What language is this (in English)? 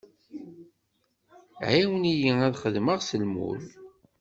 Kabyle